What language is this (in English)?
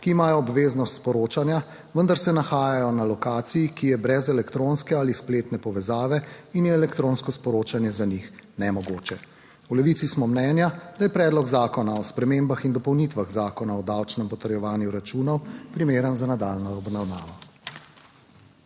Slovenian